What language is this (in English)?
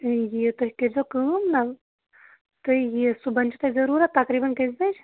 Kashmiri